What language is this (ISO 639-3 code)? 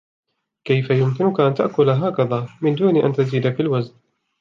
ara